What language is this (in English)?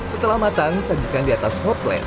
Indonesian